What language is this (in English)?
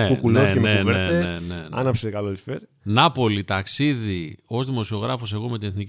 Greek